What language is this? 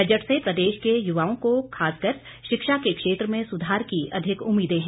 Hindi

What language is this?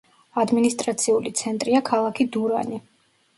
Georgian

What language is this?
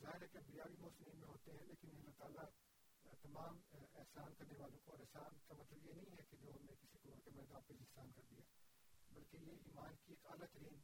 Urdu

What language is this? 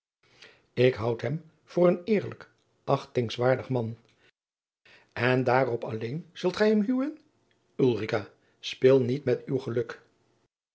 Dutch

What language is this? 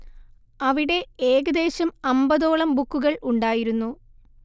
Malayalam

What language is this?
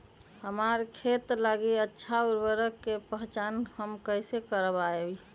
Magahi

